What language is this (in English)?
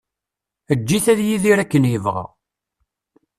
Kabyle